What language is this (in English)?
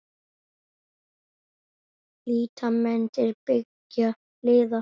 Icelandic